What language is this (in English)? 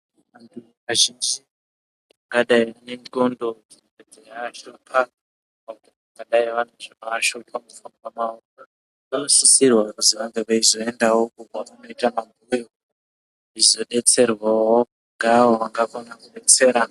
Ndau